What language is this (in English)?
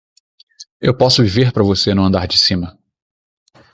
Portuguese